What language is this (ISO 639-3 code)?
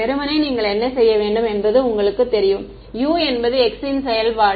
tam